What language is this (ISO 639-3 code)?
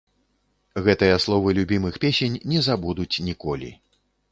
bel